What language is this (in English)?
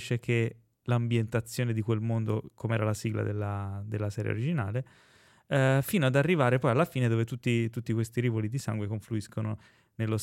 Italian